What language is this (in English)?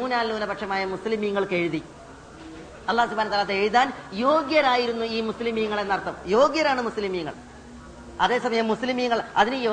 Malayalam